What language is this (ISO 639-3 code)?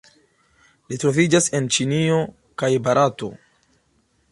epo